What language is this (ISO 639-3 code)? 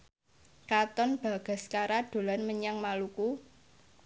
jav